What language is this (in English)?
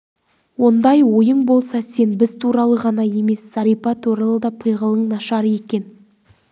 Kazakh